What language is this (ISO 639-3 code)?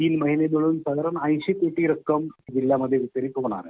mar